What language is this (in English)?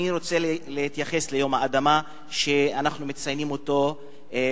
Hebrew